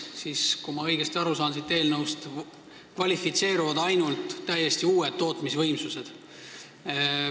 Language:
Estonian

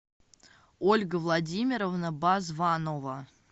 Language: Russian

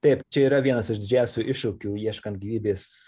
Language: Lithuanian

